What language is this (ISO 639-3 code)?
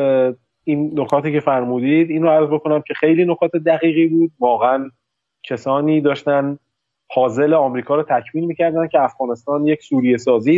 fas